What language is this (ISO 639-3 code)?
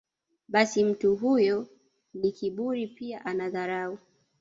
swa